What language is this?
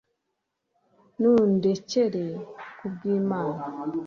Kinyarwanda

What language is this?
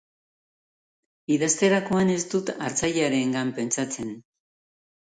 Basque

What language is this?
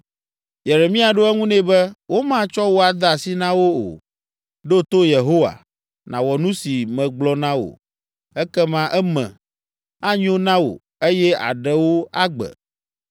Ewe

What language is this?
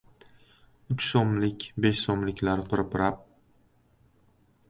Uzbek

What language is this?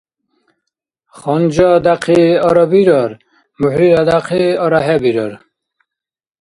Dargwa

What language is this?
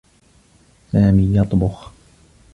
Arabic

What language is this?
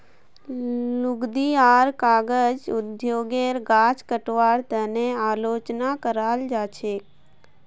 Magahi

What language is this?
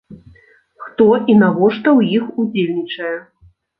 Belarusian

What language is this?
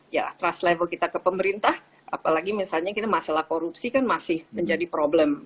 Indonesian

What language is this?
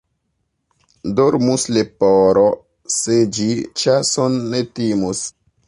Esperanto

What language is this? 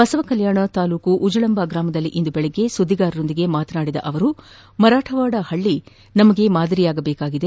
Kannada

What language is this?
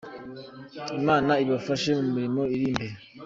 Kinyarwanda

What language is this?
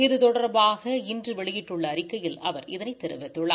Tamil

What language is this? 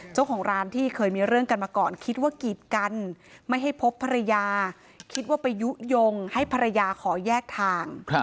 Thai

